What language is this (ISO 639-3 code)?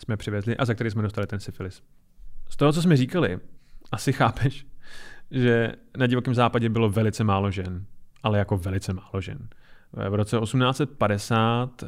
ces